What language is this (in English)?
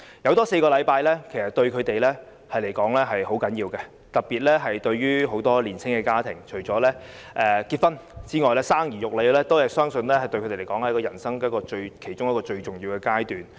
Cantonese